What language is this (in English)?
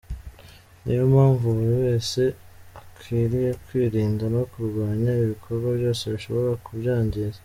Kinyarwanda